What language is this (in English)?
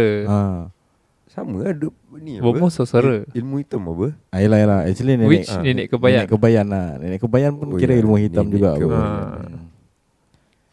Malay